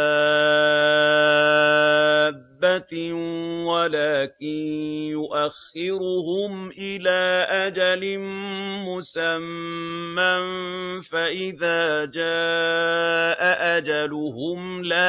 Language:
Arabic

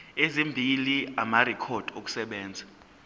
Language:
Zulu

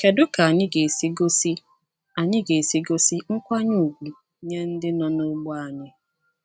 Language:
Igbo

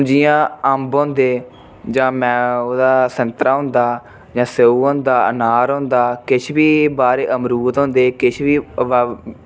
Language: Dogri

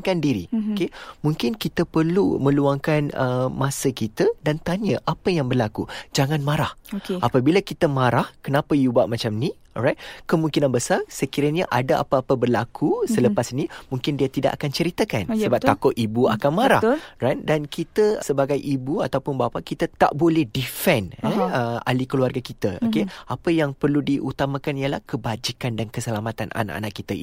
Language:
Malay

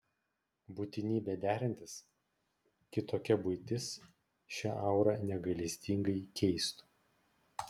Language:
Lithuanian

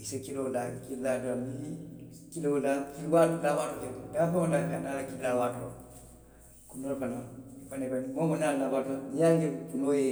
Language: Western Maninkakan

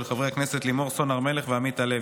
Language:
Hebrew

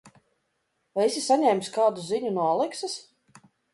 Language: Latvian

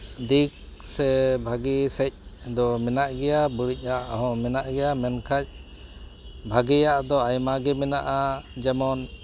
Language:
Santali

